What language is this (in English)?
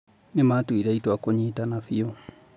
Kikuyu